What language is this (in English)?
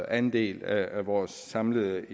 Danish